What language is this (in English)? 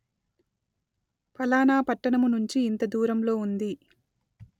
Telugu